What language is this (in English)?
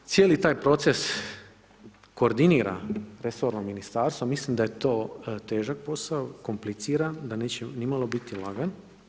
Croatian